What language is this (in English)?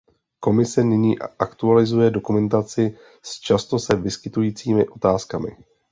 Czech